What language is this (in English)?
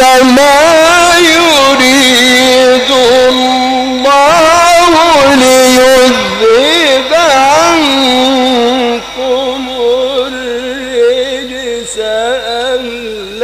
Arabic